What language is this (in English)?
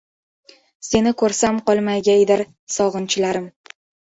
Uzbek